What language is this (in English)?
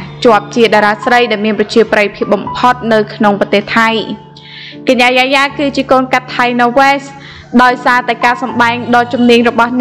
Thai